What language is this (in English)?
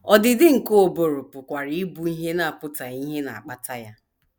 Igbo